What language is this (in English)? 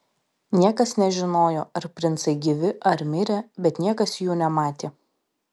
Lithuanian